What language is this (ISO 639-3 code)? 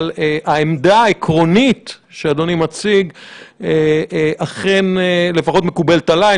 heb